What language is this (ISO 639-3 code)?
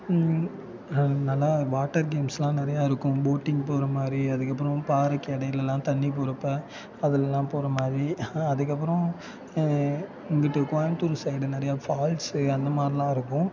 tam